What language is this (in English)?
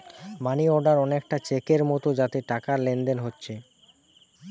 Bangla